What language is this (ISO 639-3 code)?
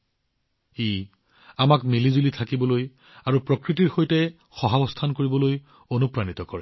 asm